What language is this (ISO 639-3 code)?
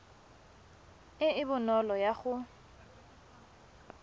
tsn